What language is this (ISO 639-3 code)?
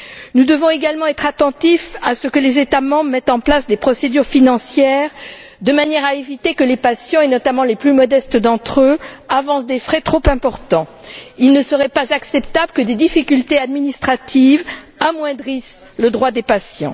fra